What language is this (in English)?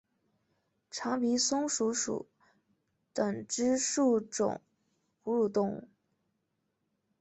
Chinese